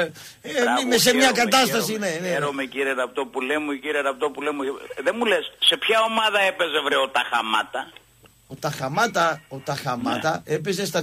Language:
Greek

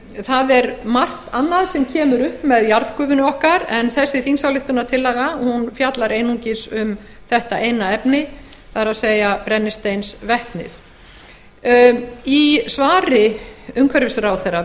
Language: Icelandic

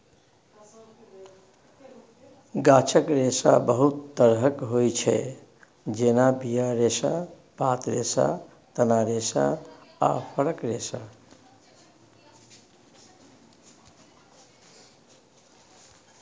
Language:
Maithili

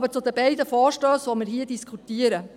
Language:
Swiss German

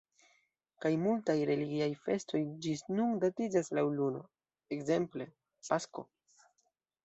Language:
Esperanto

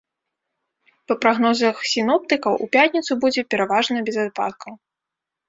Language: Belarusian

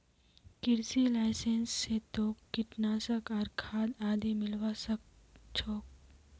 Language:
Magahi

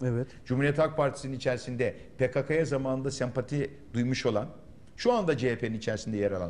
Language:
Turkish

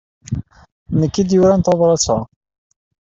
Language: Kabyle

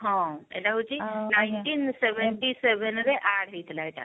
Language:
Odia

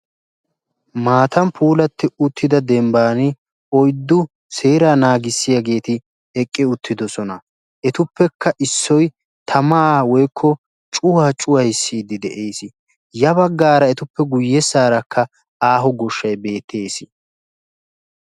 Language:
Wolaytta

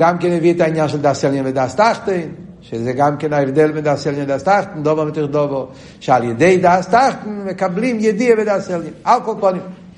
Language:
Hebrew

